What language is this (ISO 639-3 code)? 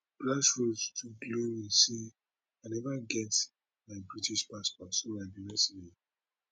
pcm